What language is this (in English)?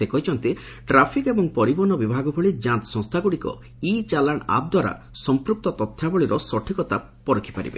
Odia